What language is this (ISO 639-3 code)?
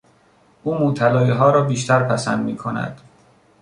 fas